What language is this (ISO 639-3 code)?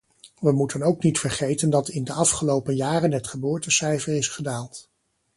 nld